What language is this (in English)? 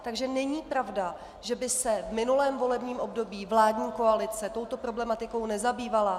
Czech